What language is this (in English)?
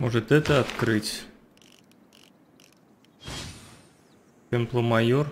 Russian